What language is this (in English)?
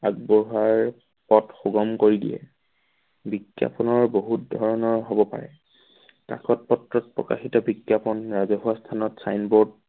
Assamese